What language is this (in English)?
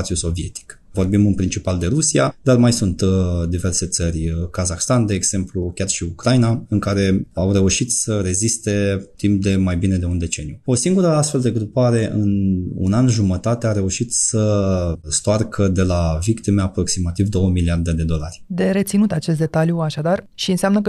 Romanian